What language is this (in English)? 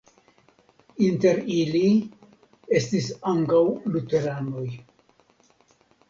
Esperanto